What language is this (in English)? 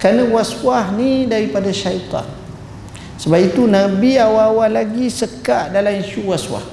Malay